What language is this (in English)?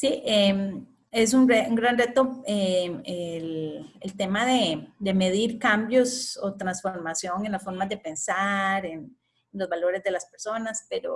Spanish